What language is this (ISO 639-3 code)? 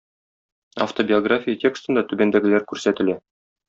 tat